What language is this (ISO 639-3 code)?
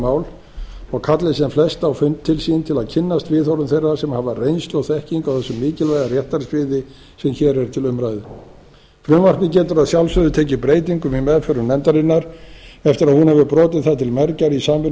isl